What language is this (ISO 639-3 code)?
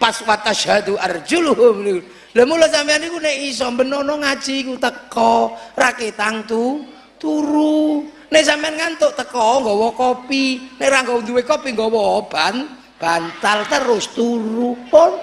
ind